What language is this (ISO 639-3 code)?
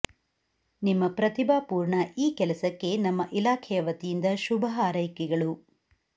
kan